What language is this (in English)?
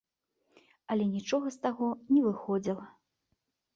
Belarusian